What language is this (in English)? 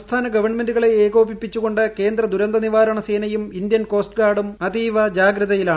Malayalam